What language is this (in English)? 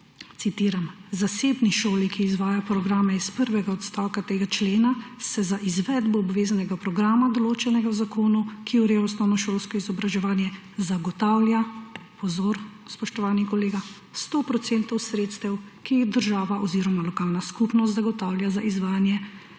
Slovenian